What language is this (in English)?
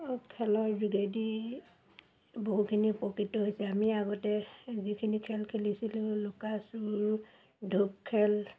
Assamese